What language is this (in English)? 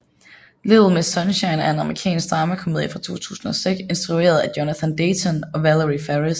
Danish